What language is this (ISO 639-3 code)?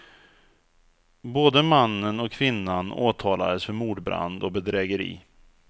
swe